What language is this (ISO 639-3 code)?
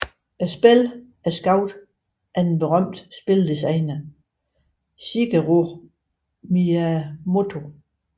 dan